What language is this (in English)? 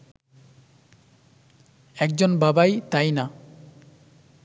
Bangla